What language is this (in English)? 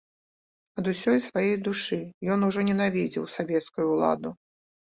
Belarusian